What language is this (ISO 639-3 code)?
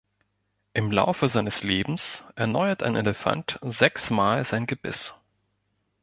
deu